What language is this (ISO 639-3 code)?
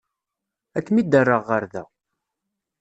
kab